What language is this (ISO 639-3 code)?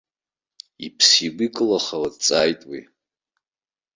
abk